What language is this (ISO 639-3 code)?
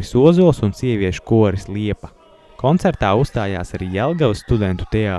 lav